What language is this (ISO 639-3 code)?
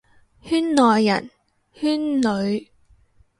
yue